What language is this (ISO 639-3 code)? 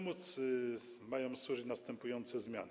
pol